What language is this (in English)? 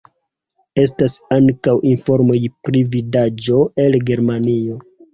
Esperanto